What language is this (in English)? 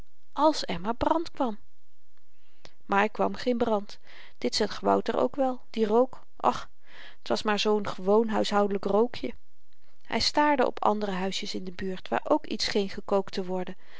Dutch